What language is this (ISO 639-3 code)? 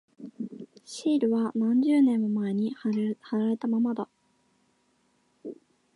jpn